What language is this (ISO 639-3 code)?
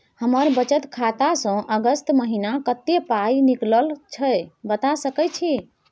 mai